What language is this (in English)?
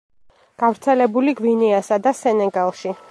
Georgian